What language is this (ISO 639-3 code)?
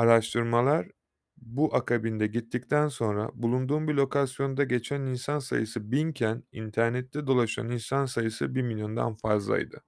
tur